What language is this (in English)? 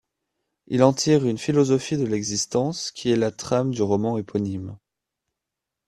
French